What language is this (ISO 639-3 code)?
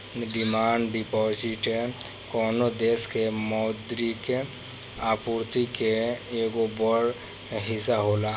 bho